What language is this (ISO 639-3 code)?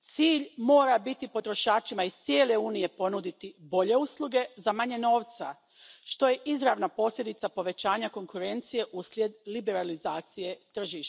hrv